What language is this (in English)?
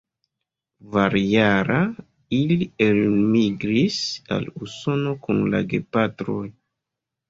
Esperanto